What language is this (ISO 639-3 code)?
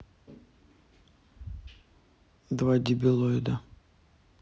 rus